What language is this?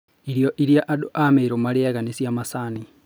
Kikuyu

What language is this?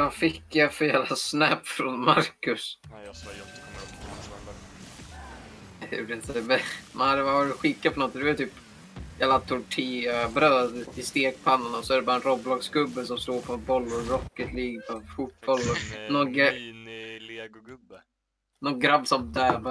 Swedish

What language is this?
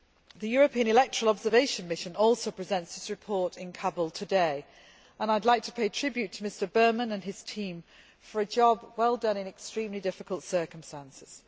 English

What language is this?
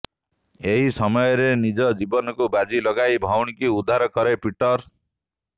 Odia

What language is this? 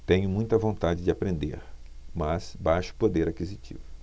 Portuguese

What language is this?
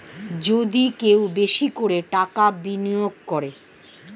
Bangla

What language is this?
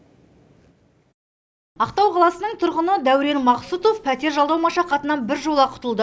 Kazakh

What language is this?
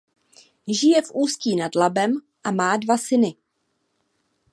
Czech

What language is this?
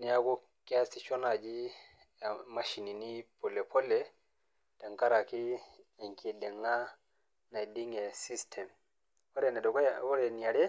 Masai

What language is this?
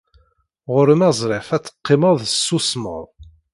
Kabyle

